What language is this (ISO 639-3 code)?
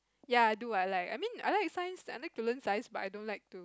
eng